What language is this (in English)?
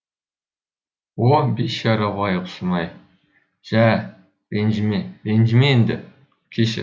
Kazakh